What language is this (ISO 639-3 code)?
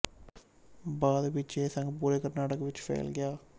pan